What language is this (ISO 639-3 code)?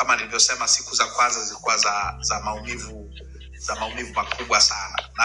swa